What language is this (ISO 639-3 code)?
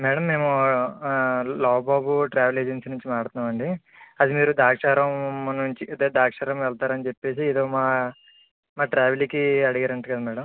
tel